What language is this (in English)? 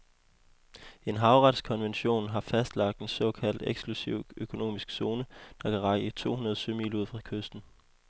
Danish